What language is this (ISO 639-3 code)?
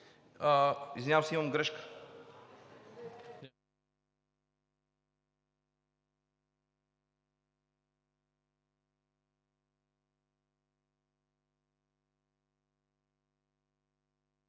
bul